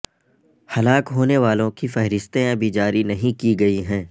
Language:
Urdu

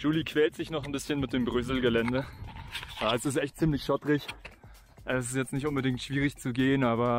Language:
German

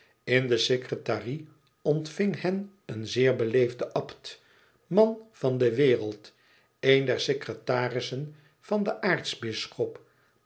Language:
Dutch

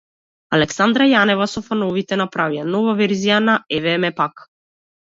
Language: Macedonian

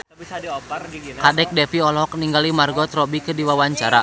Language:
Sundanese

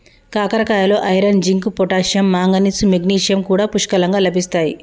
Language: Telugu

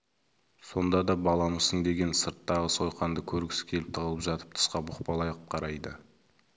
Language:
Kazakh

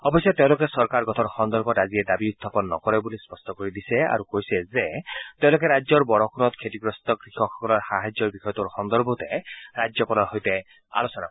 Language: Assamese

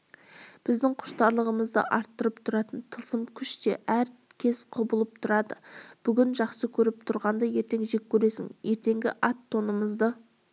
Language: Kazakh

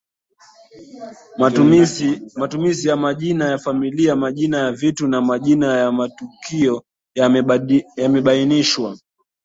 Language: Swahili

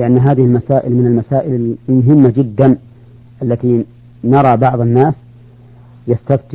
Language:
Arabic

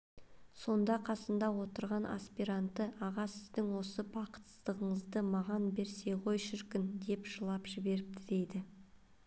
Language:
Kazakh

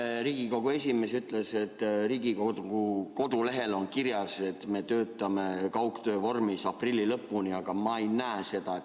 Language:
Estonian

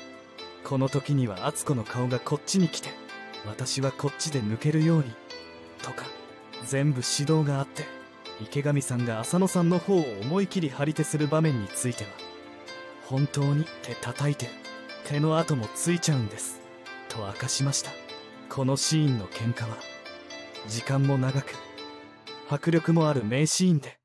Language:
Japanese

